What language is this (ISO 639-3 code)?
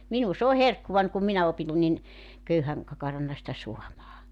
fin